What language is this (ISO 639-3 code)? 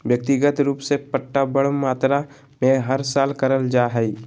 mag